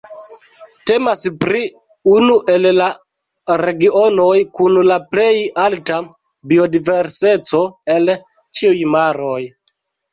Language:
Esperanto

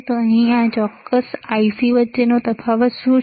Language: Gujarati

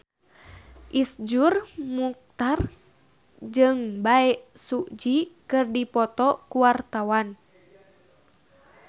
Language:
Sundanese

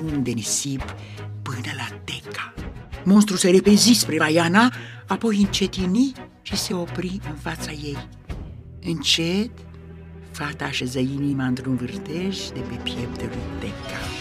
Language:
Romanian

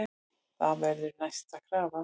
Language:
Icelandic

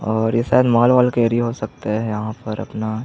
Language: Hindi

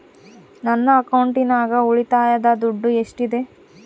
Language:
Kannada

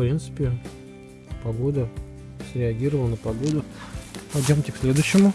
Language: Russian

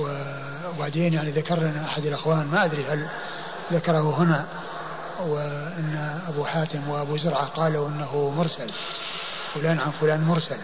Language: Arabic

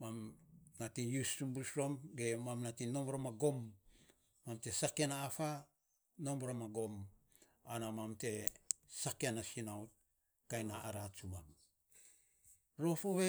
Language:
Saposa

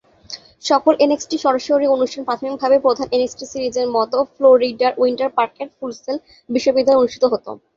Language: Bangla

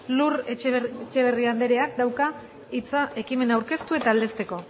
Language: Basque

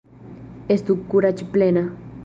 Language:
Esperanto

